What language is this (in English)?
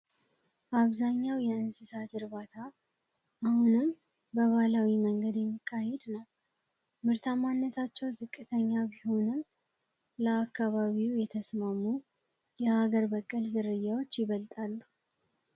Amharic